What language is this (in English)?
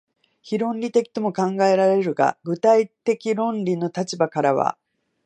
Japanese